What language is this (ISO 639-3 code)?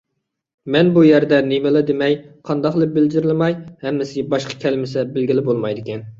uig